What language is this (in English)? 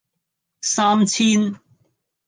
Cantonese